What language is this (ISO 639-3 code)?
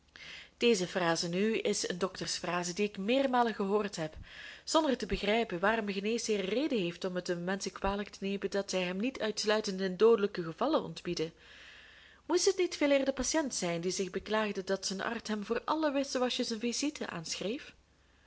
nld